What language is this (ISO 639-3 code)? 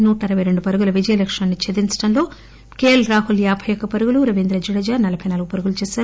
tel